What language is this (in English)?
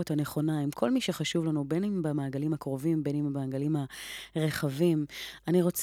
Hebrew